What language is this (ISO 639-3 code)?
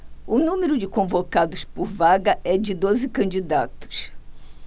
por